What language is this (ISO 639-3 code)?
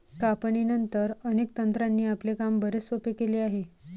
mar